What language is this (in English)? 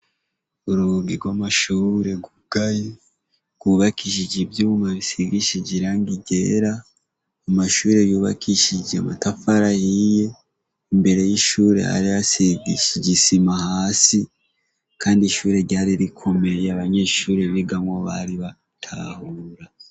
Rundi